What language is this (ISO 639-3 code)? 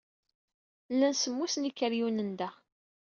kab